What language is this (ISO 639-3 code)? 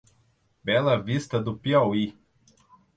por